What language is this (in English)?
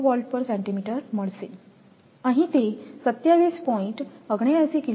Gujarati